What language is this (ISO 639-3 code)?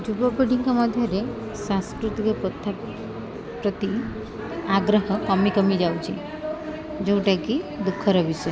ori